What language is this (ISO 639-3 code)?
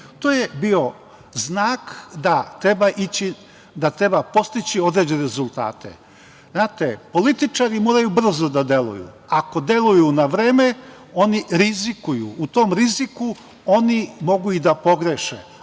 srp